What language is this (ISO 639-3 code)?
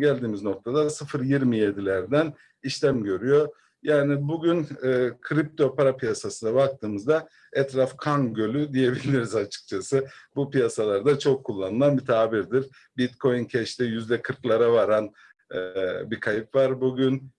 tur